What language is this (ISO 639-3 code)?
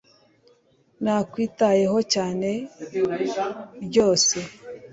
kin